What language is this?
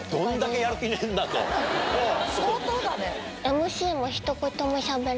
Japanese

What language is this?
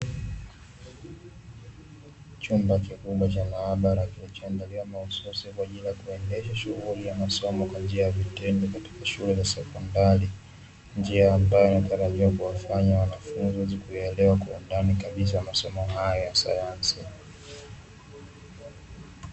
Swahili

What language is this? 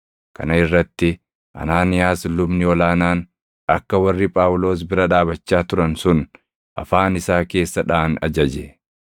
Oromo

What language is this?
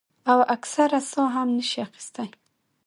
Pashto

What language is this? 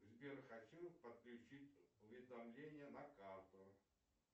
Russian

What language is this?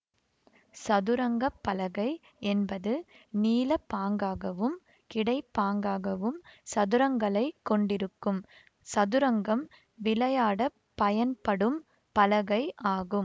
Tamil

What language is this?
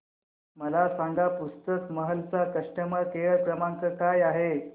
Marathi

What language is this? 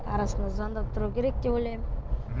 Kazakh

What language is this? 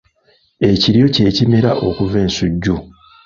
Ganda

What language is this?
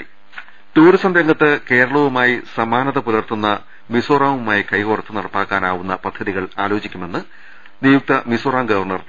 Malayalam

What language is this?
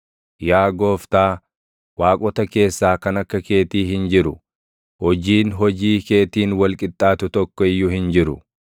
Oromo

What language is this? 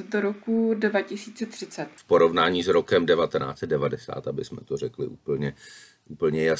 Czech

